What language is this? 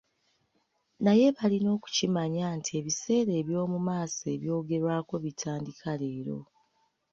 Ganda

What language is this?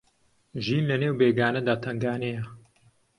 Central Kurdish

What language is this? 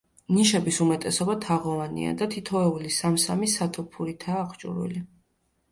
Georgian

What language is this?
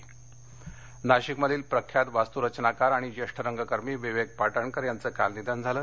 Marathi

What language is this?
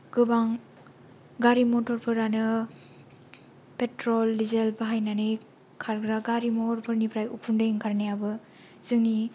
Bodo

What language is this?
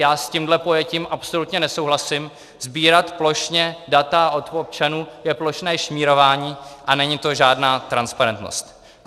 Czech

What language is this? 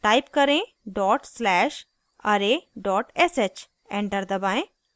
Hindi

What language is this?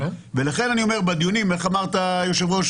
Hebrew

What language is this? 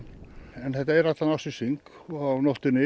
Icelandic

